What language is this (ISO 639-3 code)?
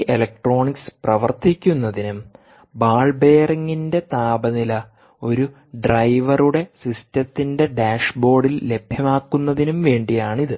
mal